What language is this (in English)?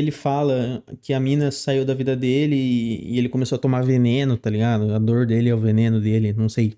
Portuguese